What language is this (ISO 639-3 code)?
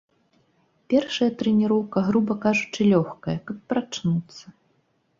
bel